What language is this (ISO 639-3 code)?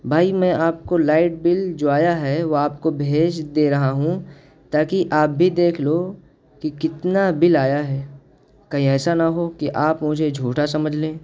urd